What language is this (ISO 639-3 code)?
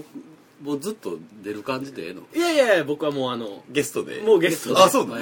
jpn